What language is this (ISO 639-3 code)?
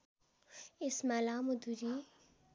nep